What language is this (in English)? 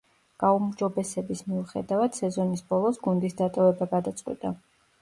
Georgian